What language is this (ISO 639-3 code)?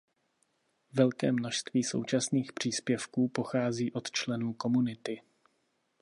ces